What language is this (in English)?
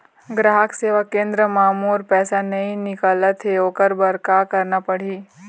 Chhattisgarhi